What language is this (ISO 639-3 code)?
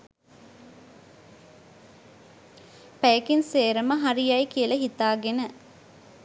sin